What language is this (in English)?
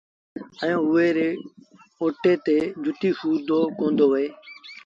Sindhi Bhil